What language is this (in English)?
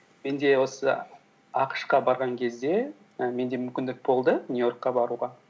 Kazakh